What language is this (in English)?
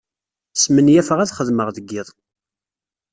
Kabyle